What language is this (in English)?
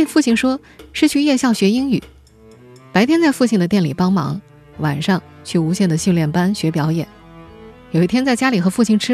Chinese